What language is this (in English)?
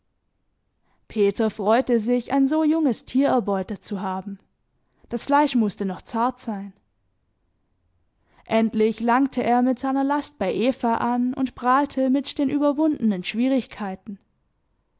German